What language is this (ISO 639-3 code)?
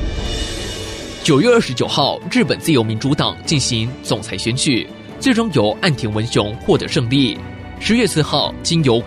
zho